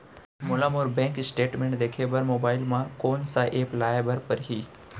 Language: Chhattisgarhi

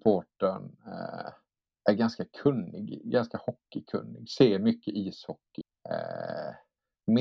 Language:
Swedish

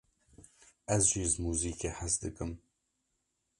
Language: Kurdish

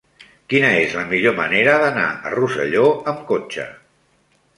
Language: Catalan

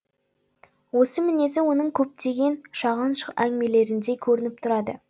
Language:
Kazakh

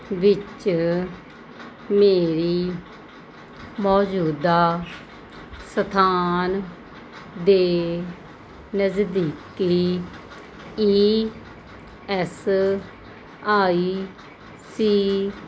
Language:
Punjabi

